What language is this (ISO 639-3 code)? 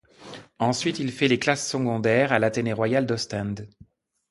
fra